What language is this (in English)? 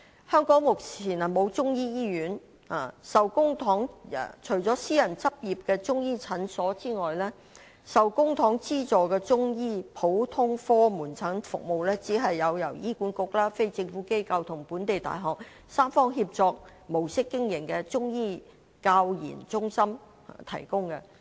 Cantonese